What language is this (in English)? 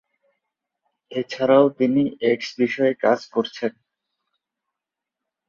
Bangla